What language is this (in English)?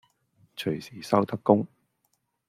Cantonese